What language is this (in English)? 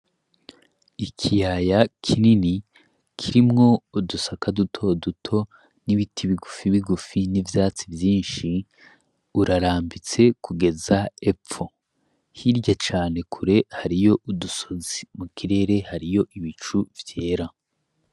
Rundi